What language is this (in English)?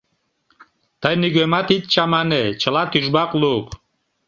Mari